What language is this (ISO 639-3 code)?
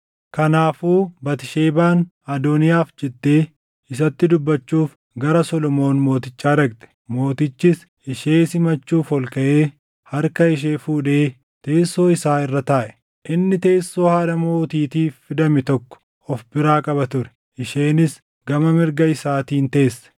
orm